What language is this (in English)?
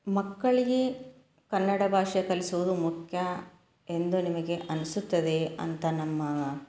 Kannada